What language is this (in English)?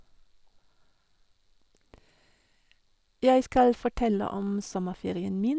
Norwegian